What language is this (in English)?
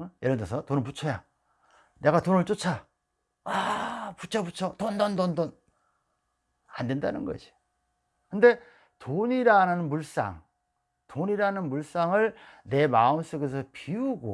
Korean